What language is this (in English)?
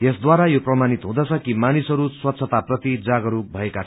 Nepali